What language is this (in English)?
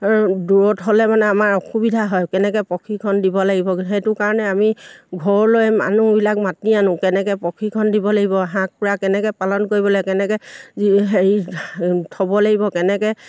Assamese